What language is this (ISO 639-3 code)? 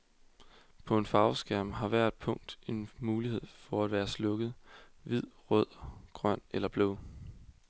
dan